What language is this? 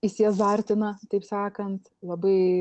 Lithuanian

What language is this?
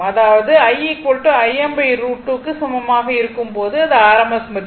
Tamil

